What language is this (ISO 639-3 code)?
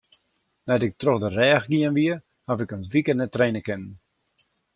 fry